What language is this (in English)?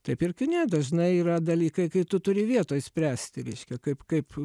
Lithuanian